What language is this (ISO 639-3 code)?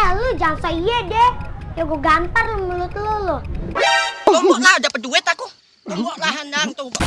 ind